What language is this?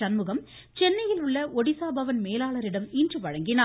Tamil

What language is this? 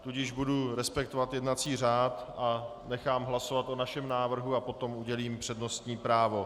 Czech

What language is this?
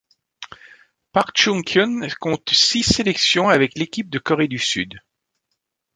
French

